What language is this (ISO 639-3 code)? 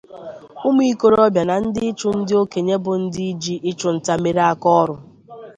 ibo